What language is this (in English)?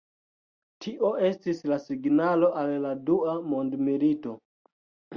Esperanto